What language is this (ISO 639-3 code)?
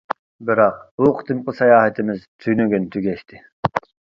uig